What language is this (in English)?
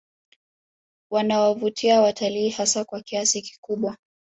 Swahili